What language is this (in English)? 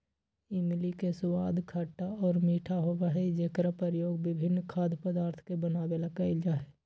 Magahi